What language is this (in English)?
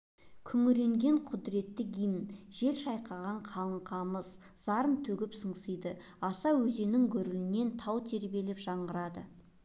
Kazakh